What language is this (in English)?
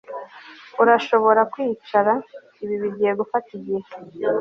Kinyarwanda